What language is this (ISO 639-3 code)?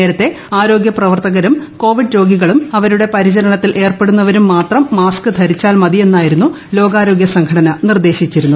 mal